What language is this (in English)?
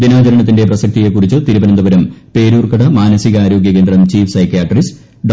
Malayalam